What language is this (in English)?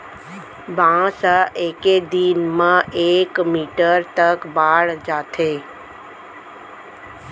Chhattisgarhi